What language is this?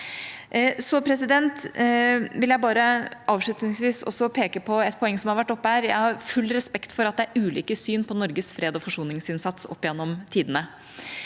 Norwegian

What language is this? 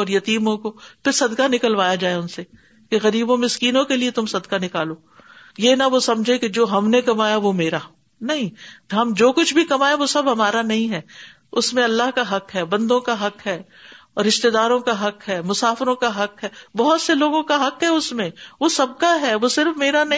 Urdu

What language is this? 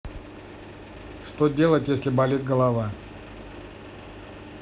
Russian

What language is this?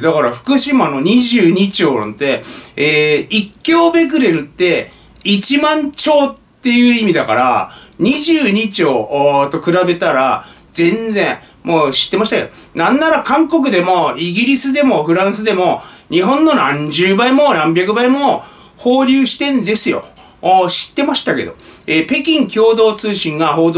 Japanese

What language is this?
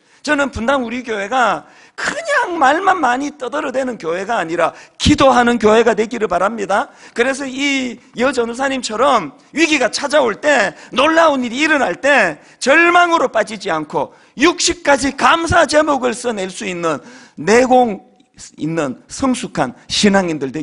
Korean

